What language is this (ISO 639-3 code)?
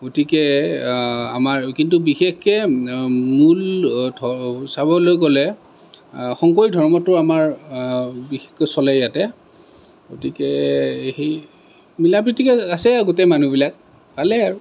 asm